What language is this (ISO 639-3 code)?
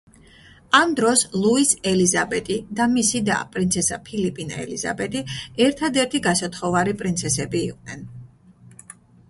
kat